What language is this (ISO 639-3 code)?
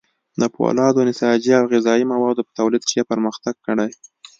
pus